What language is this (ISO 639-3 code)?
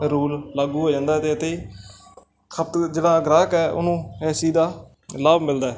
pan